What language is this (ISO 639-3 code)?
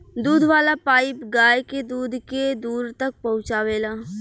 bho